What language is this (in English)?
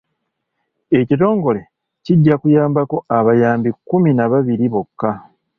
Ganda